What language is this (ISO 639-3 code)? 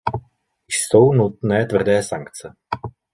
ces